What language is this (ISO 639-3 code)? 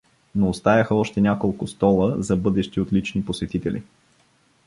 bul